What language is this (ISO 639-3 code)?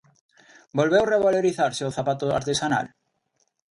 glg